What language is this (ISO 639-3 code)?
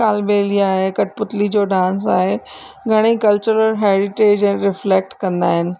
snd